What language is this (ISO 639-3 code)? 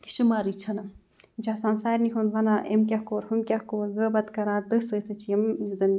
kas